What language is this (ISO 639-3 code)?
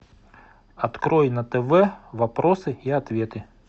rus